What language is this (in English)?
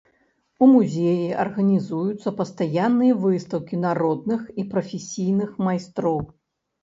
Belarusian